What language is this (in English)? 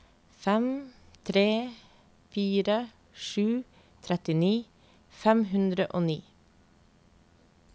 Norwegian